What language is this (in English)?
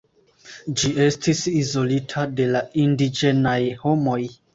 Esperanto